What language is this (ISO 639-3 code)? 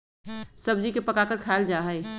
mag